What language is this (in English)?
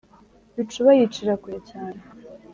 Kinyarwanda